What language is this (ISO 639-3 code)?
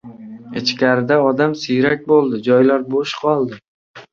uzb